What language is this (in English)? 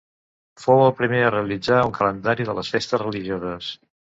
Catalan